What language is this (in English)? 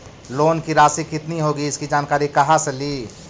Magahi